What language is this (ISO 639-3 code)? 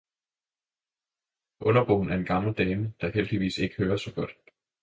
dan